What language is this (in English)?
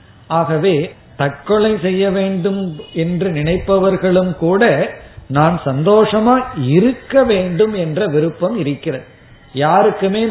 Tamil